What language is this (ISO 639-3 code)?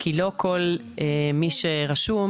heb